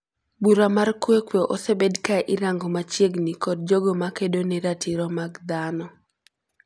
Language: Luo (Kenya and Tanzania)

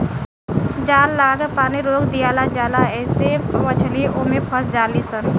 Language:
Bhojpuri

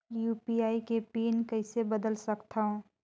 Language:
Chhattisgarhi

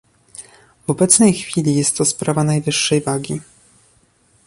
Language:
Polish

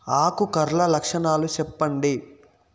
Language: Telugu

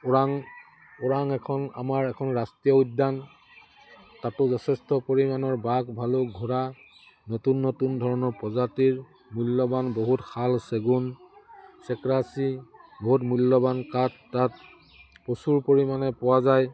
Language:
Assamese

